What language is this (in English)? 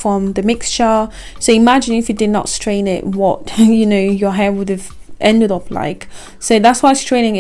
English